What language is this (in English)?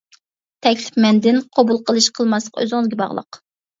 Uyghur